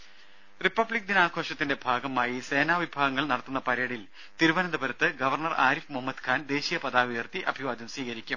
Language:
Malayalam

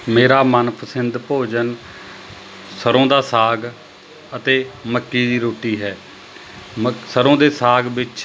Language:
Punjabi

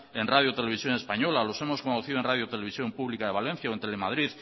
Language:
Spanish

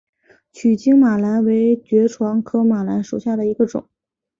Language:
Chinese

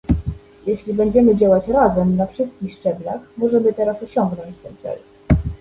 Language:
Polish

